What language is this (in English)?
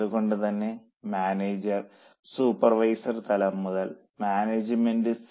Malayalam